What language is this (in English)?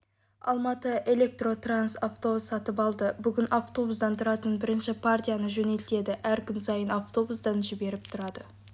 Kazakh